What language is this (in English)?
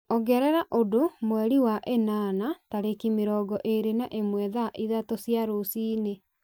Kikuyu